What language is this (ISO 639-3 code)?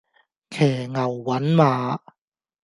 yue